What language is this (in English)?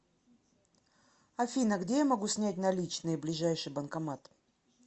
Russian